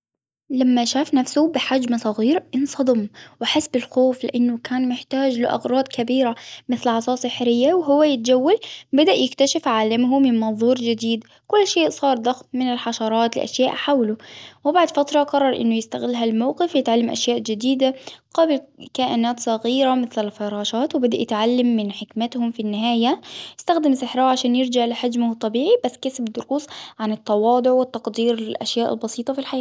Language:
Hijazi Arabic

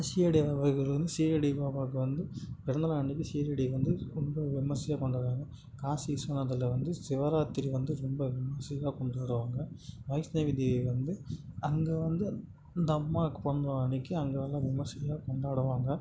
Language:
Tamil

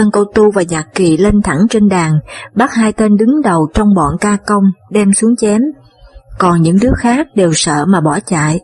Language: Vietnamese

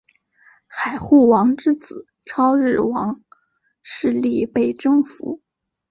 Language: Chinese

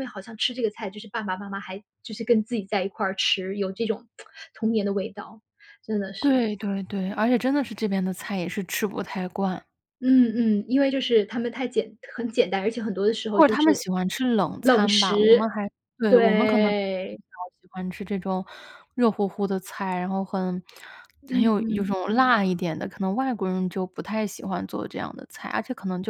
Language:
Chinese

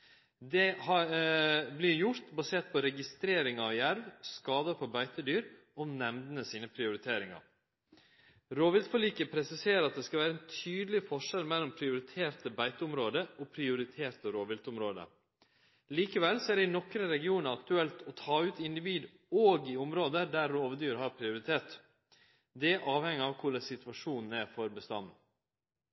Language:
Norwegian Nynorsk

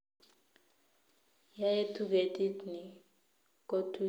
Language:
Kalenjin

